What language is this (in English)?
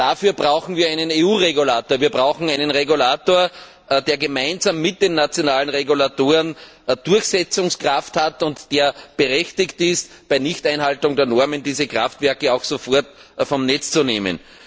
German